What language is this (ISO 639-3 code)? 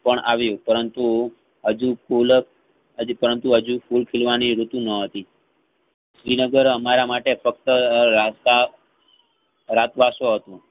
guj